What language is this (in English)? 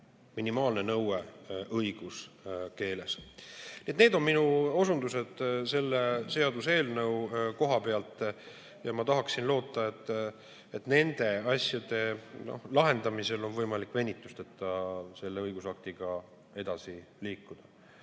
Estonian